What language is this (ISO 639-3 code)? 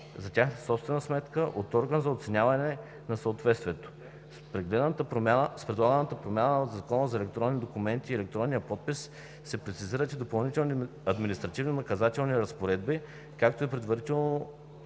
bul